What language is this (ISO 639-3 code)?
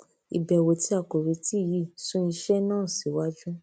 yor